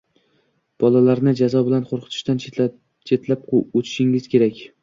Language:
Uzbek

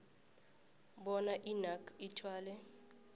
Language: South Ndebele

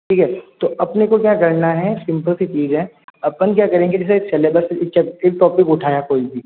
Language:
Hindi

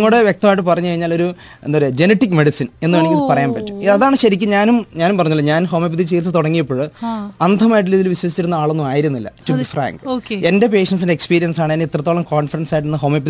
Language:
Malayalam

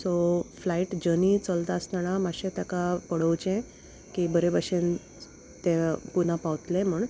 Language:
Konkani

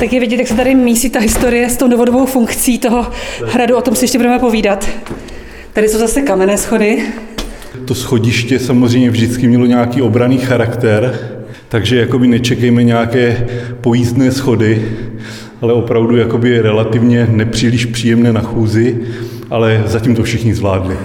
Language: Czech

